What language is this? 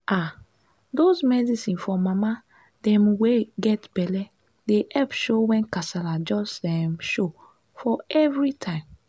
Nigerian Pidgin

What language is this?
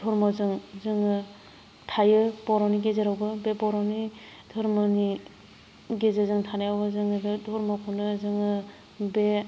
Bodo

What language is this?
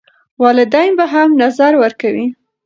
Pashto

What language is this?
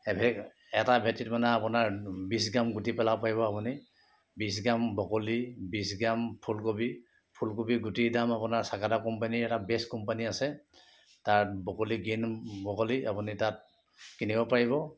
Assamese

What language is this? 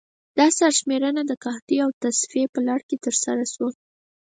Pashto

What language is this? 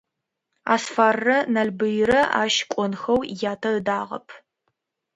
Adyghe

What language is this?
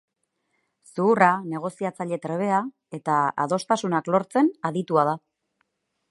Basque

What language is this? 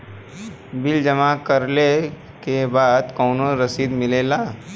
Bhojpuri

